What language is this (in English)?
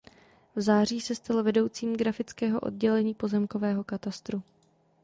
Czech